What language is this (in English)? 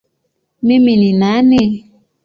Swahili